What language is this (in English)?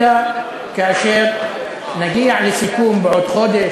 Hebrew